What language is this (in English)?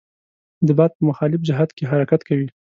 Pashto